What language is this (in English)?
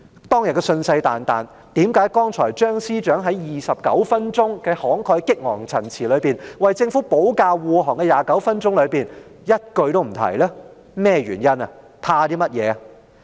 Cantonese